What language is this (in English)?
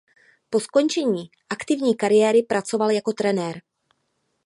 Czech